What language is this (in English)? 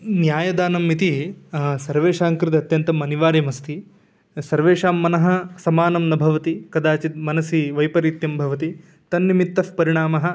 Sanskrit